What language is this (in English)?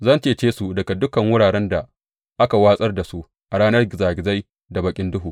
Hausa